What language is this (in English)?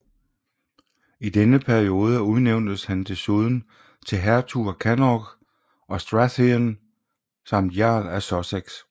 Danish